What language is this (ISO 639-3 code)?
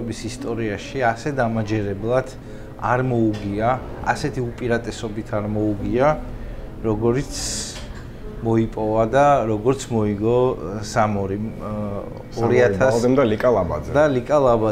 ron